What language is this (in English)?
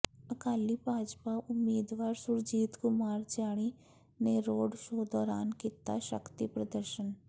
Punjabi